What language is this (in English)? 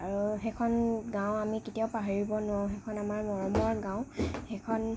Assamese